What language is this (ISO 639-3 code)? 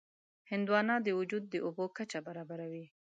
pus